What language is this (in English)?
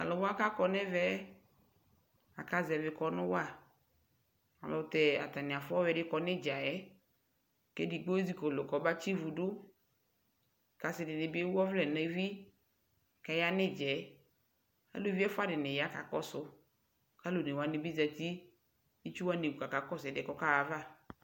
Ikposo